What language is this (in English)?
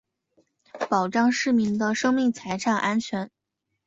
Chinese